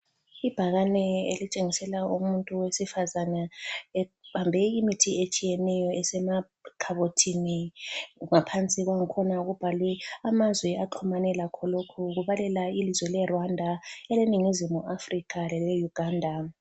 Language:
North Ndebele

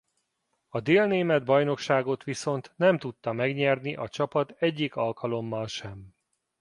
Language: Hungarian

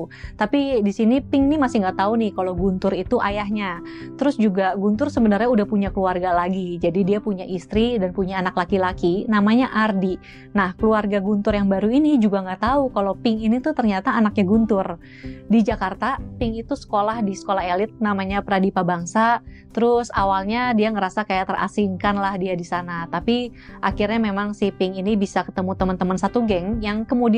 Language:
Indonesian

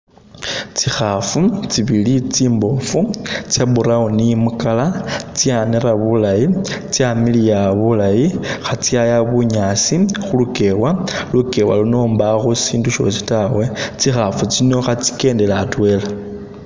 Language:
Masaaba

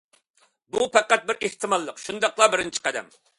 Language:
Uyghur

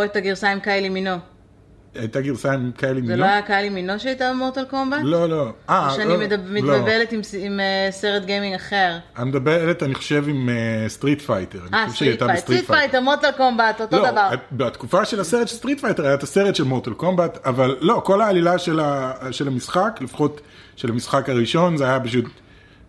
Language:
Hebrew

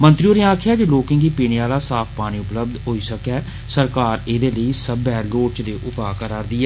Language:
Dogri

